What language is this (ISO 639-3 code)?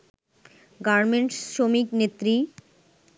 ben